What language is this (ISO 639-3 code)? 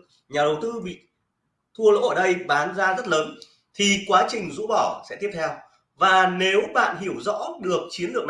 vie